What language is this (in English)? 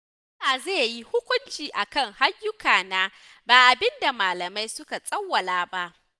Hausa